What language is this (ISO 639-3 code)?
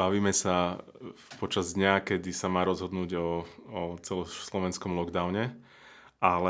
slk